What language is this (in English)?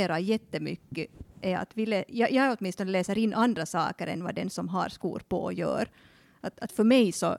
Swedish